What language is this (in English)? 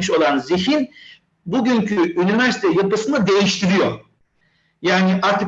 Turkish